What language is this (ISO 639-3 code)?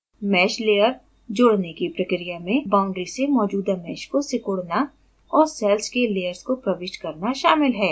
hin